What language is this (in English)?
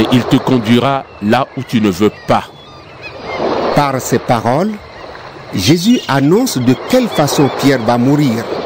French